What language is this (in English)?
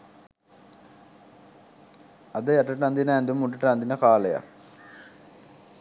Sinhala